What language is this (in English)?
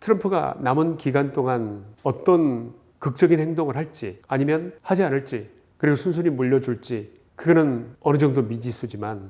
Korean